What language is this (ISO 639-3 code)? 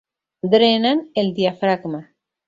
spa